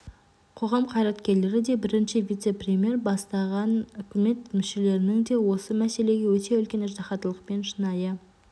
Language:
Kazakh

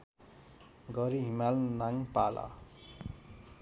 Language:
Nepali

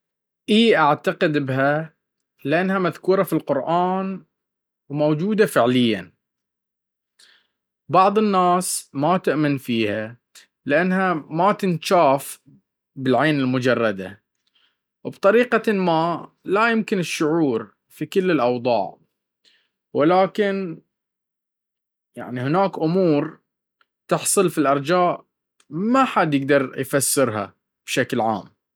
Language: Baharna Arabic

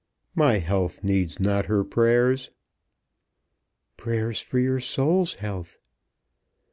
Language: English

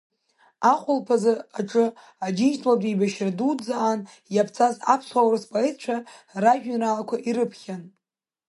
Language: Abkhazian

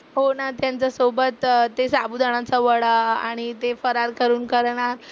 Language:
Marathi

